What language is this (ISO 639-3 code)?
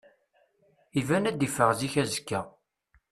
kab